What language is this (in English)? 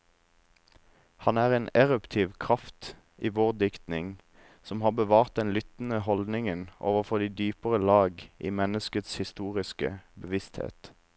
Norwegian